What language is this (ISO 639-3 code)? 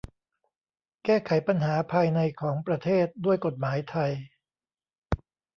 tha